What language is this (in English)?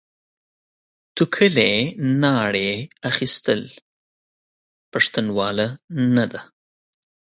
Pashto